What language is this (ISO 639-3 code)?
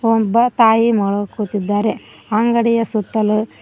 kan